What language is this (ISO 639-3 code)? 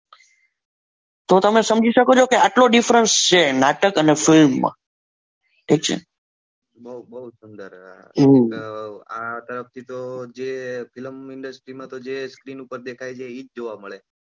guj